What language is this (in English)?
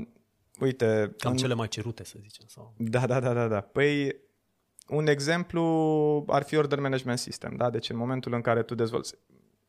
Romanian